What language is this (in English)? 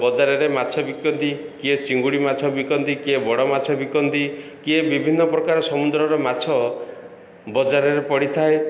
Odia